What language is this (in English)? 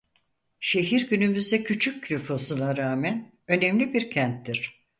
Turkish